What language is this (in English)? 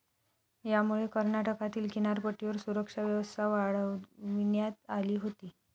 Marathi